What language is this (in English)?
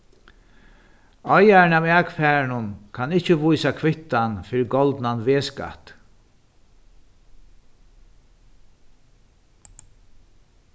Faroese